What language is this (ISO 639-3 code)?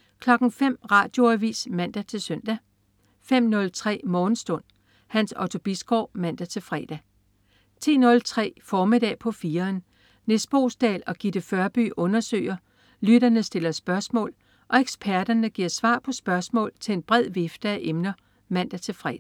dan